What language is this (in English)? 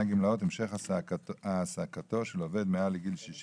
Hebrew